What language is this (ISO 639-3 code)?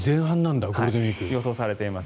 jpn